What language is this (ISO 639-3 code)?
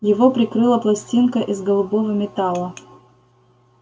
rus